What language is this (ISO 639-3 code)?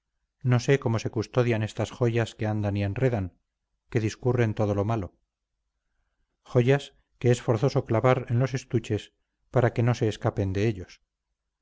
spa